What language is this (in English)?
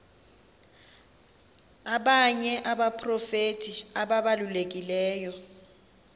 Xhosa